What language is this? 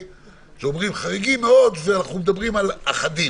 Hebrew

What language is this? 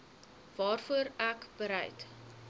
Afrikaans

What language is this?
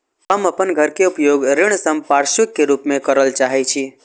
Maithili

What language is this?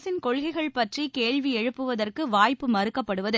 Tamil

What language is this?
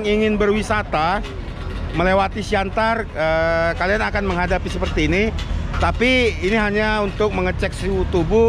Indonesian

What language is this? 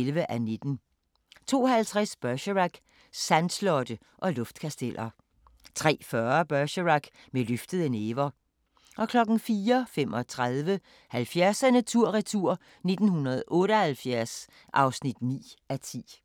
Danish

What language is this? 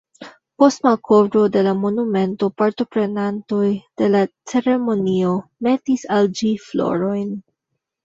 Esperanto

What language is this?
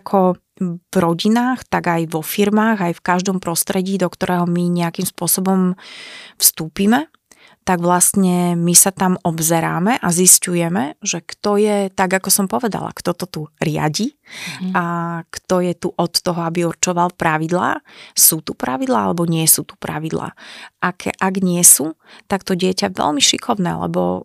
Slovak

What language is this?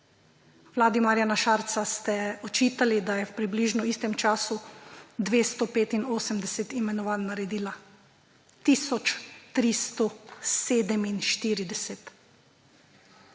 Slovenian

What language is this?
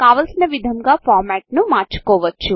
Telugu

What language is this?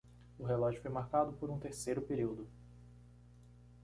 Portuguese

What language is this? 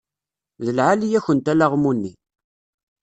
Kabyle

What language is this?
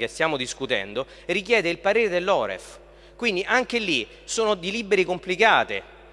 Italian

